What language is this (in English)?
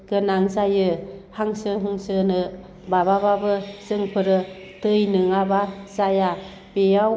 Bodo